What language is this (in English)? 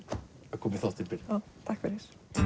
Icelandic